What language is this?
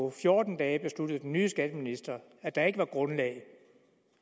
Danish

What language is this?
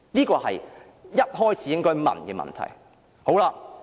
Cantonese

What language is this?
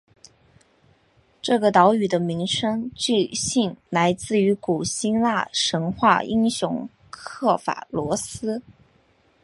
Chinese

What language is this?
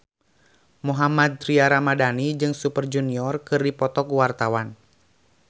Sundanese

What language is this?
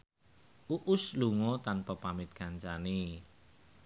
Javanese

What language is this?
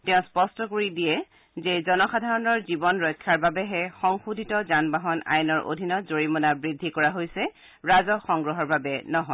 Assamese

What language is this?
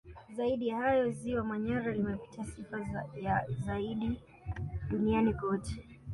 Swahili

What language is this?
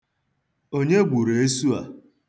Igbo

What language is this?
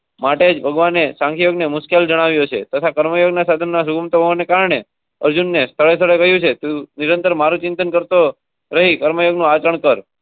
Gujarati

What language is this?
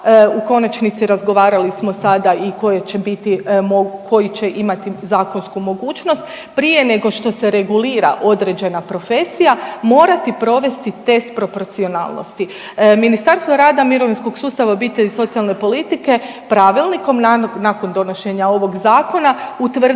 Croatian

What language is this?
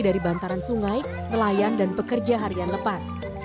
Indonesian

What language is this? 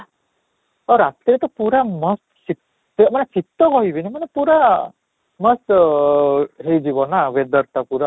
Odia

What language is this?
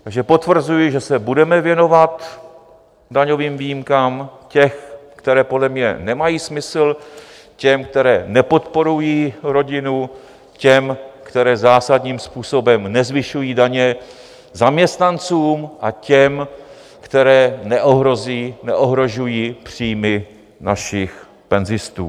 Czech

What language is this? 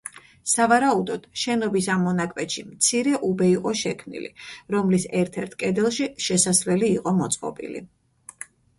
Georgian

